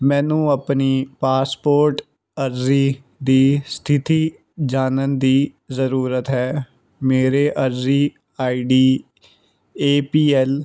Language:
Punjabi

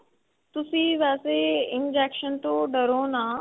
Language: Punjabi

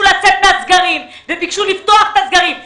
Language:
Hebrew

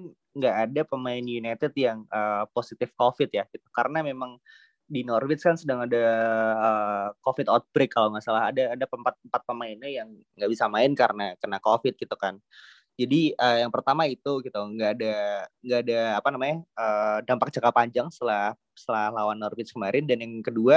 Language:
Indonesian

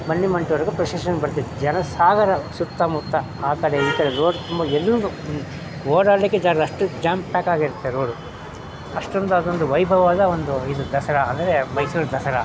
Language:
Kannada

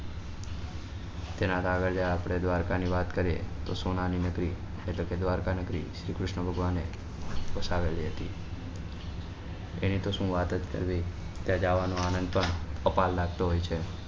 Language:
Gujarati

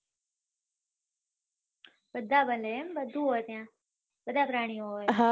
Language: Gujarati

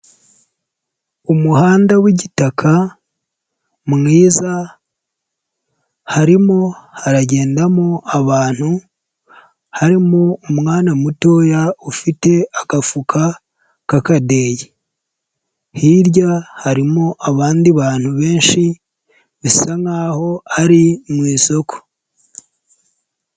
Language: Kinyarwanda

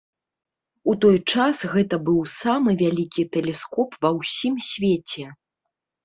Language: Belarusian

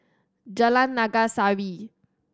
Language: English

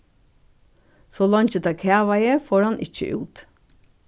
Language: Faroese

